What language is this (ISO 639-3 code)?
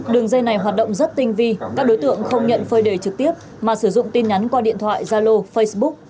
vie